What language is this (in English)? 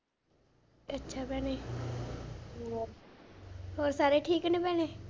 Punjabi